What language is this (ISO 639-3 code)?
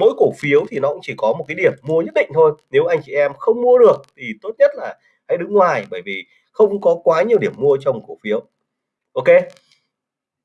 vie